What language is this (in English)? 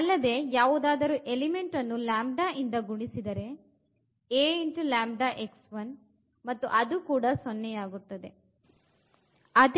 Kannada